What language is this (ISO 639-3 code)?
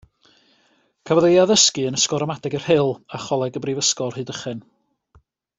cym